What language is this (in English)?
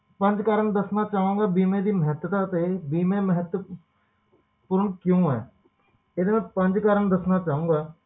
Punjabi